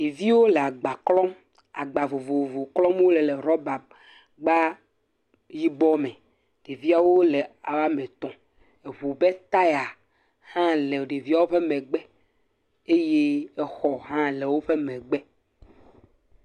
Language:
Ewe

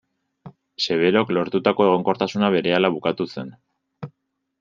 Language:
Basque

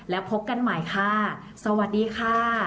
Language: Thai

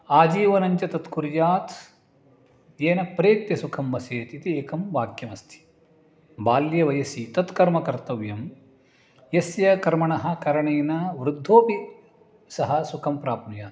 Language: Sanskrit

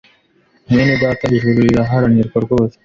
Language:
Kinyarwanda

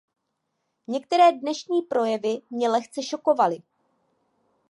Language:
Czech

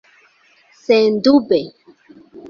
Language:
Esperanto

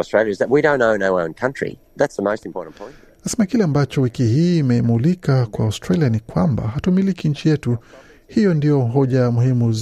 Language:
Swahili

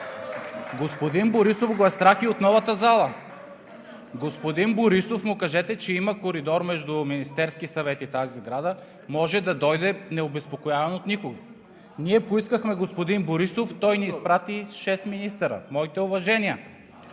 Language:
Bulgarian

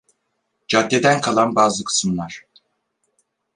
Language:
Turkish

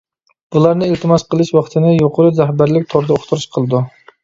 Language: Uyghur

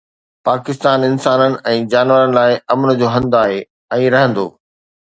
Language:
Sindhi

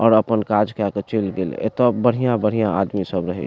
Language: Maithili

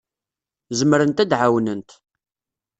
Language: Kabyle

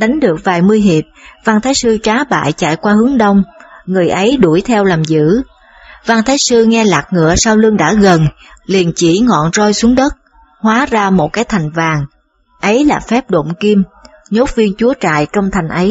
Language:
Vietnamese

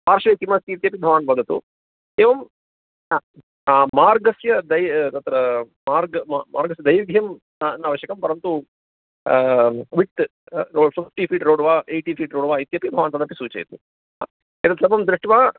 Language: Sanskrit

